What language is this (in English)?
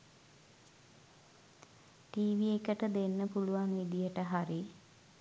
Sinhala